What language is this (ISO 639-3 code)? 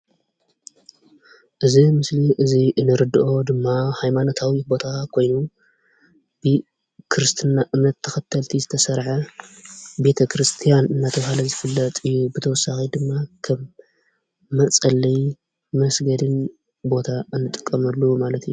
tir